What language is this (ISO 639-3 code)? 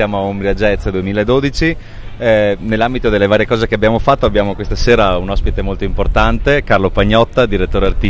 ita